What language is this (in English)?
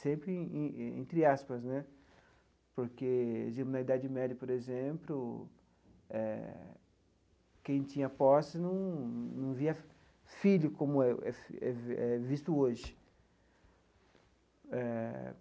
Portuguese